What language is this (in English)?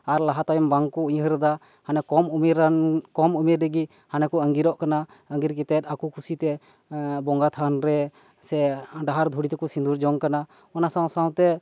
Santali